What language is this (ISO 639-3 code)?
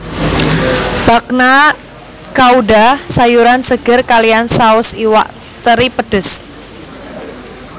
jav